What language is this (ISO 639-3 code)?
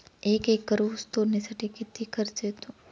mar